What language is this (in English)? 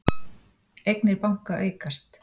Icelandic